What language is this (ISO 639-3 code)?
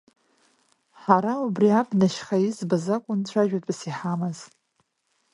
abk